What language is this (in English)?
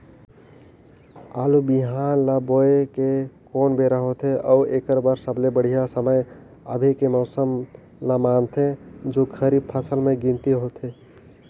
Chhattisgarhi